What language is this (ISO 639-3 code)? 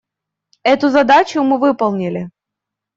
rus